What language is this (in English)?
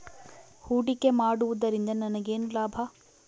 Kannada